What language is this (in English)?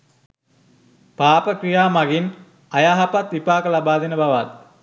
Sinhala